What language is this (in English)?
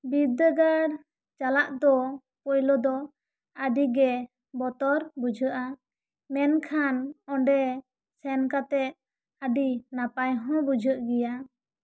Santali